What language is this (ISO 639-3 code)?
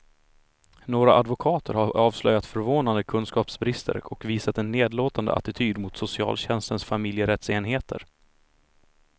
swe